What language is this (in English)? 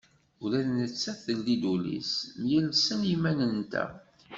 Kabyle